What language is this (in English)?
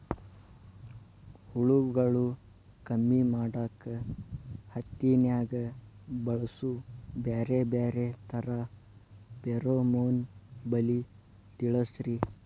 Kannada